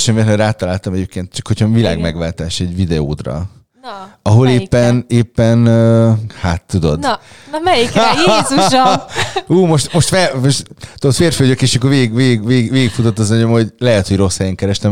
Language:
Hungarian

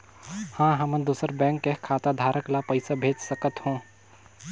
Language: Chhattisgarhi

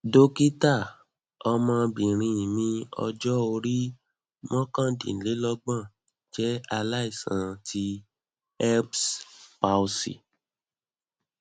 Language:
Yoruba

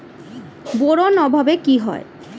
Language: Bangla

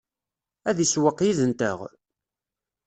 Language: Kabyle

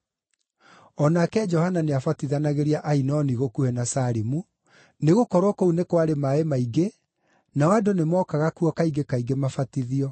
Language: Kikuyu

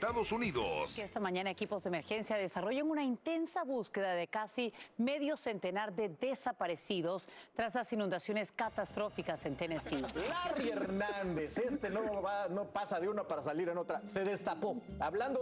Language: Spanish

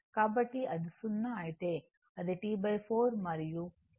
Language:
Telugu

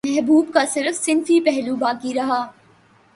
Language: Urdu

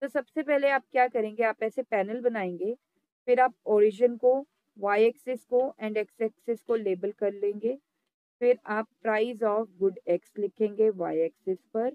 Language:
Hindi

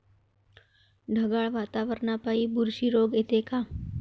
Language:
Marathi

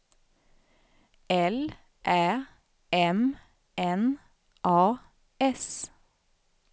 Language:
Swedish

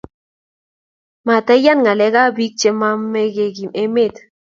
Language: Kalenjin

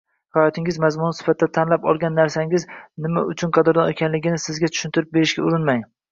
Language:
Uzbek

